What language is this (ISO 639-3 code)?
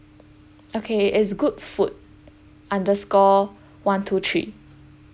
eng